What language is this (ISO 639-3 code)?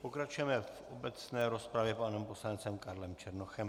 ces